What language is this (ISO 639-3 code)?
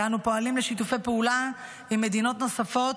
heb